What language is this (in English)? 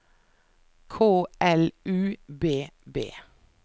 Norwegian